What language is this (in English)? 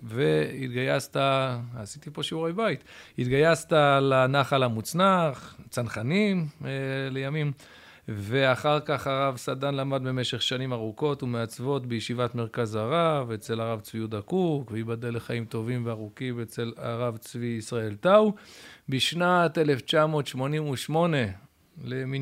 Hebrew